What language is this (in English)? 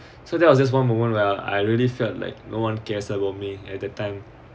English